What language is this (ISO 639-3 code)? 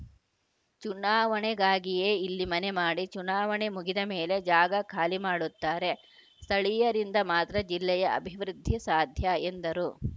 kan